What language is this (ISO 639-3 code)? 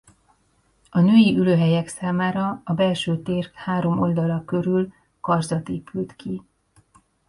hun